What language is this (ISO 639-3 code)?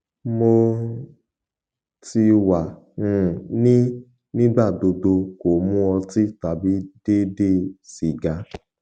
yor